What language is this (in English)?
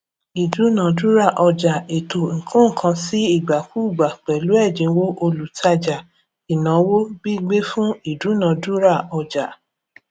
Yoruba